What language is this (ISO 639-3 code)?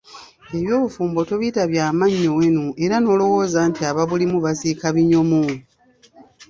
lug